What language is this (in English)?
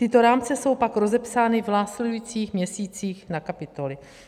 Czech